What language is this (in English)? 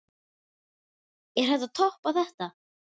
Icelandic